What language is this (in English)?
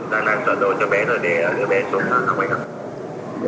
Vietnamese